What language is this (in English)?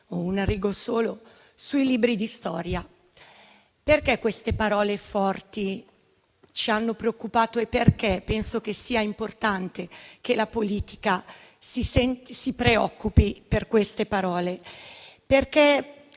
Italian